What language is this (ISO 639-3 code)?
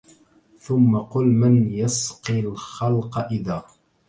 ara